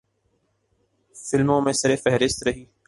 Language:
Urdu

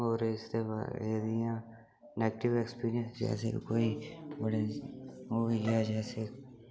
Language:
Dogri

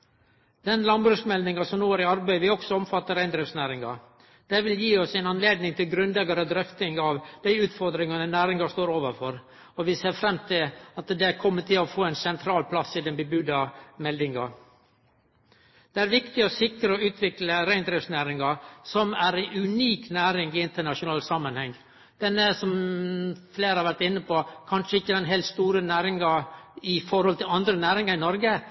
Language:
Norwegian Nynorsk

